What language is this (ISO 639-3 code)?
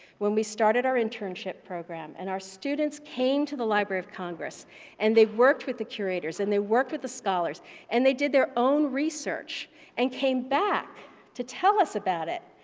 eng